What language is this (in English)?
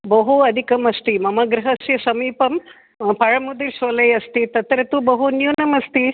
Sanskrit